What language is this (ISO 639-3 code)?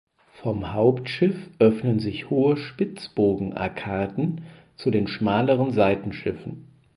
deu